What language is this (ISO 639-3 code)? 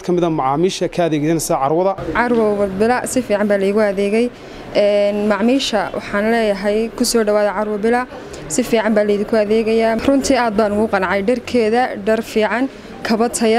ara